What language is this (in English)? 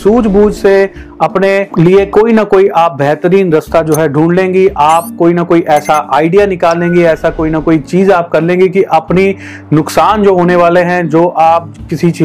Hindi